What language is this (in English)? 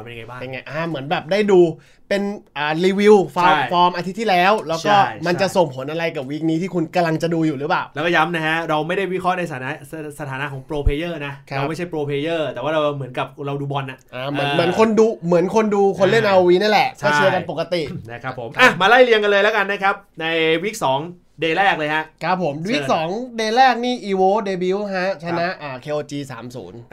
Thai